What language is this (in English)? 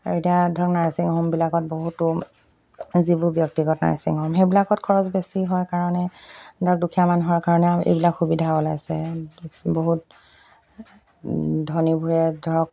Assamese